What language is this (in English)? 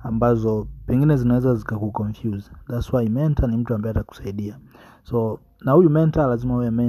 Swahili